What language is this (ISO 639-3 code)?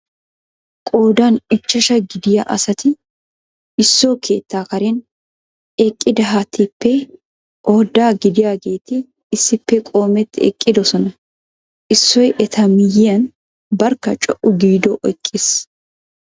wal